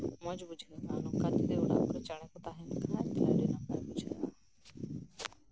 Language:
Santali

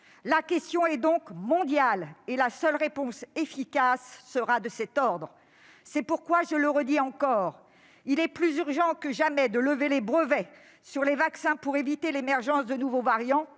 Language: French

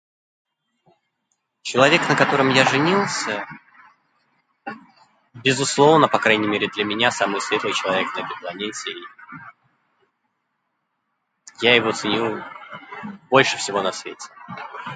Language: Russian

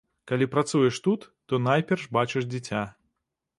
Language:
Belarusian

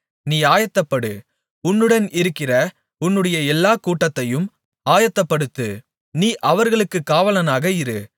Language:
Tamil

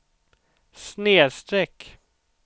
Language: Swedish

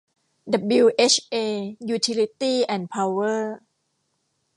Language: Thai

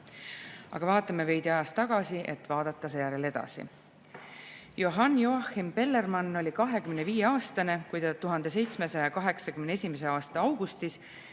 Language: Estonian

